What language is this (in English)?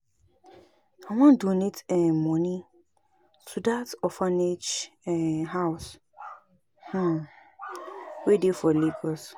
Nigerian Pidgin